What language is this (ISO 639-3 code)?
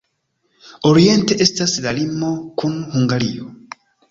epo